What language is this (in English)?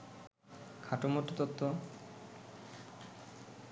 Bangla